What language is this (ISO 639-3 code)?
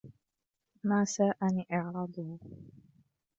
ara